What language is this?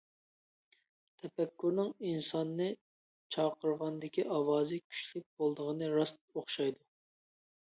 Uyghur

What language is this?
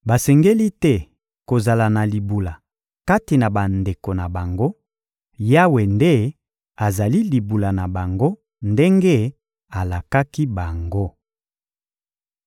Lingala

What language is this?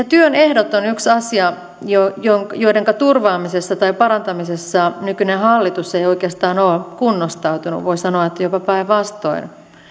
Finnish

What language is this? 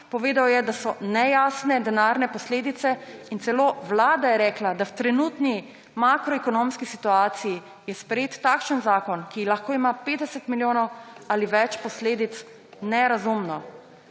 Slovenian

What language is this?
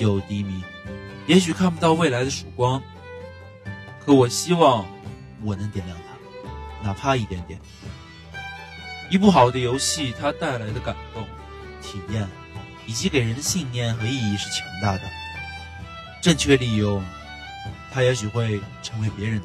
Chinese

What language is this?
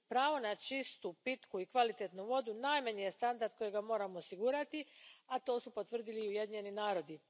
Croatian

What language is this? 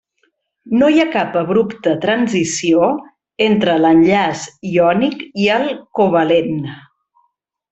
Catalan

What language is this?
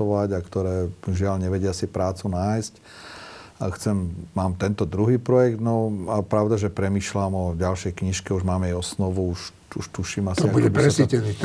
Slovak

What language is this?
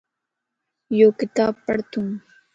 Lasi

